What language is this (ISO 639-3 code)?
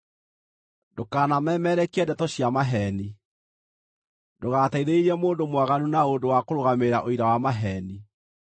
kik